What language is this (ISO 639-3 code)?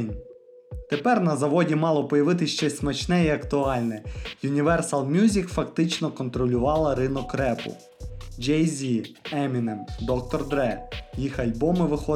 ukr